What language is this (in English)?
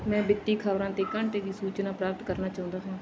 Punjabi